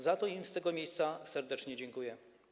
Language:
Polish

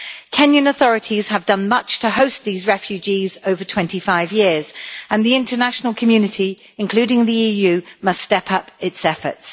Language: English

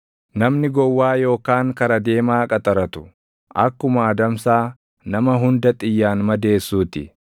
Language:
Oromo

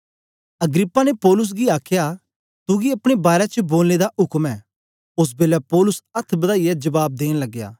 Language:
Dogri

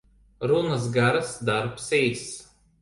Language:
Latvian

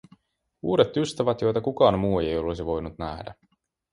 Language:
Finnish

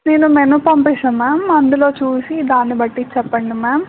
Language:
Telugu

